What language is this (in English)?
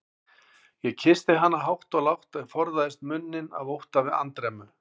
Icelandic